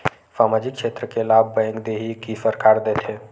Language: Chhattisgarhi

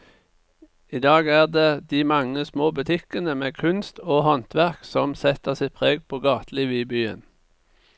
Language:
Norwegian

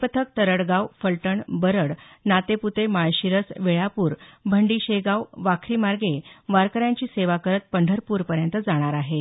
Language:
Marathi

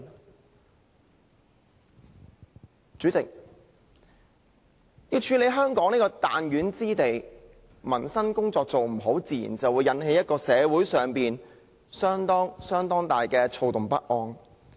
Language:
Cantonese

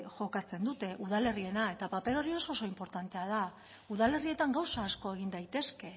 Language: Basque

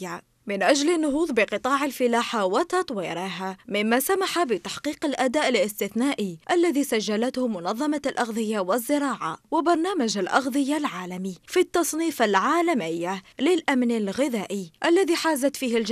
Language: Arabic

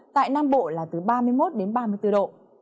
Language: Vietnamese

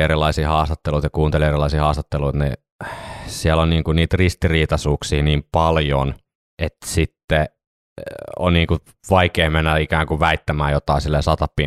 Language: Finnish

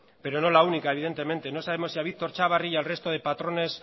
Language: Spanish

